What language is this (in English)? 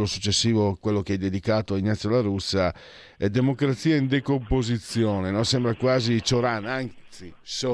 Italian